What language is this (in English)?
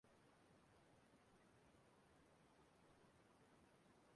Igbo